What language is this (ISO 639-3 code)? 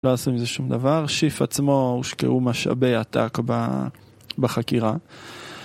heb